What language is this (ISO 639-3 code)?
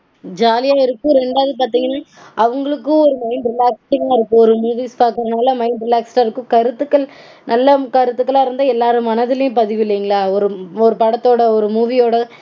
tam